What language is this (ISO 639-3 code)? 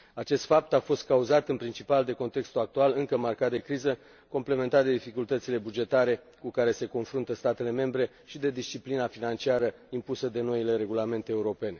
ron